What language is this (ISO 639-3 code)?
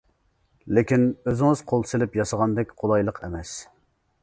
uig